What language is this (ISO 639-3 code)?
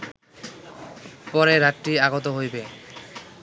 ben